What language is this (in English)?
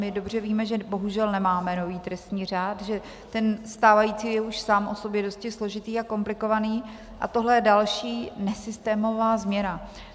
Czech